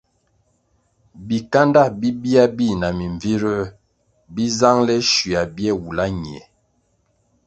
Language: Kwasio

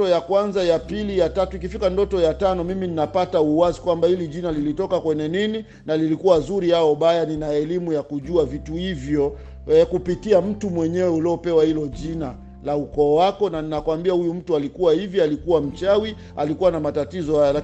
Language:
Swahili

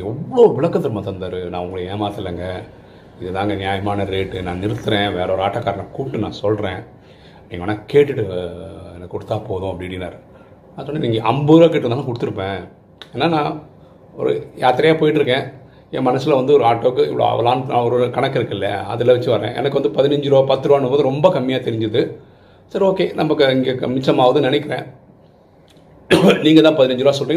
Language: Tamil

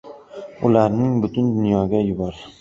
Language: Uzbek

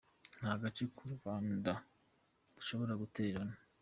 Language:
Kinyarwanda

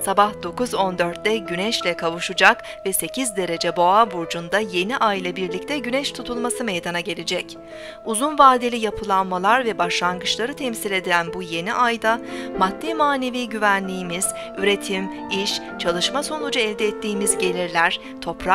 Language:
Turkish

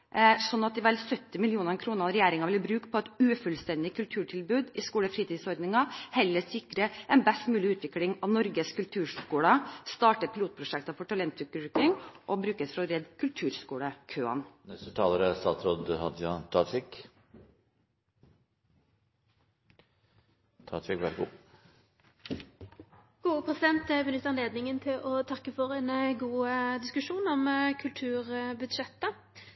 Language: Norwegian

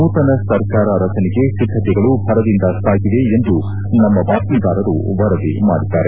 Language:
Kannada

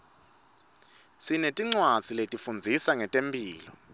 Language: Swati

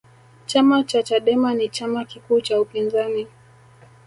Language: Swahili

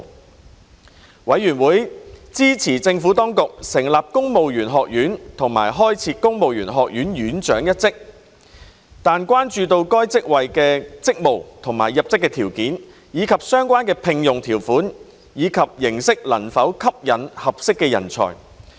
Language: Cantonese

